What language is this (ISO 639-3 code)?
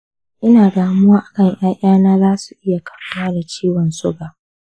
hau